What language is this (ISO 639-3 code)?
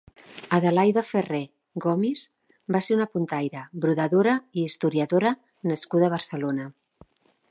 cat